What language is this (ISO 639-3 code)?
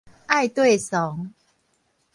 nan